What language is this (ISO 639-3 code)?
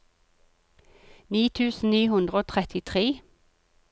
nor